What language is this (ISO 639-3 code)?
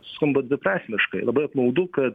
lit